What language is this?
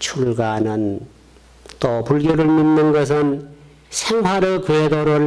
Korean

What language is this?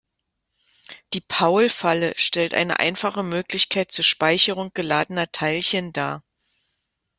German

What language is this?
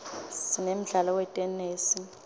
Swati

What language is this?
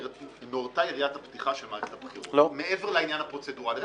Hebrew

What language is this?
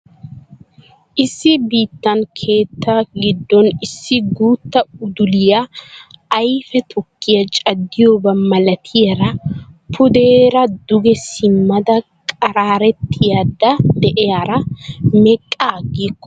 Wolaytta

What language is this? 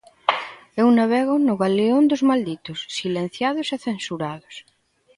Galician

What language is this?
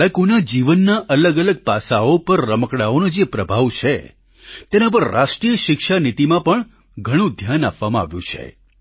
Gujarati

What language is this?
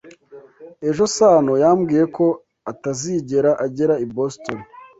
Kinyarwanda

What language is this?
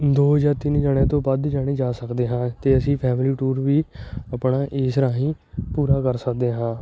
Punjabi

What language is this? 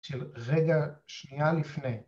Hebrew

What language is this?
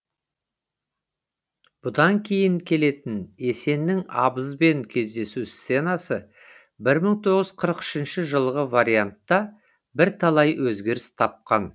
Kazakh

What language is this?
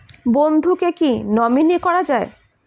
Bangla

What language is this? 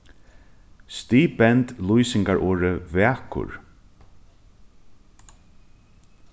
Faroese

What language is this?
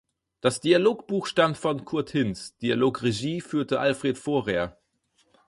German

